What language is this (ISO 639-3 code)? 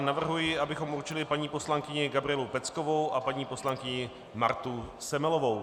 ces